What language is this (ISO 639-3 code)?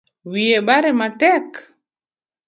luo